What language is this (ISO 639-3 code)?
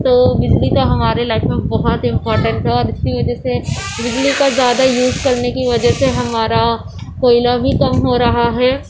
urd